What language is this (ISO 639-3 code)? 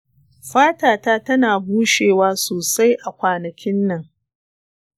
hau